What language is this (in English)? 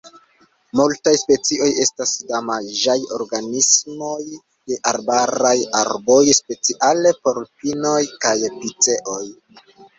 Esperanto